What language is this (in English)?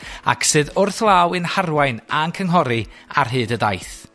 Welsh